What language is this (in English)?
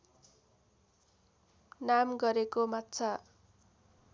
Nepali